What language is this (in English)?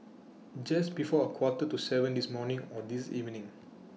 English